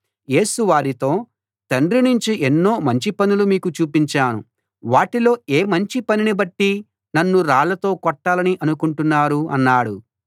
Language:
Telugu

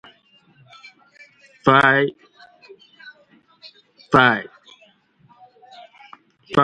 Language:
English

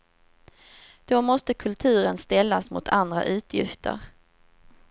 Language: Swedish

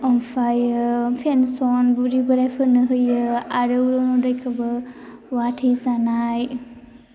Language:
Bodo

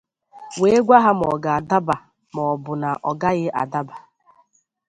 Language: Igbo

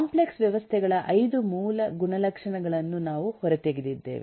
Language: Kannada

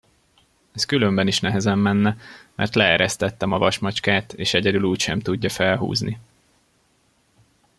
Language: Hungarian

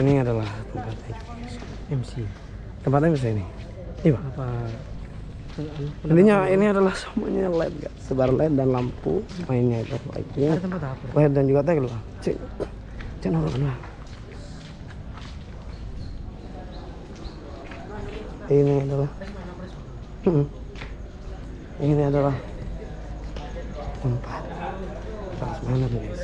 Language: Indonesian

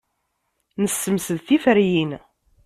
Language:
Kabyle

